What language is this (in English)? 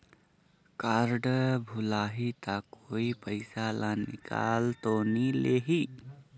Chhattisgarhi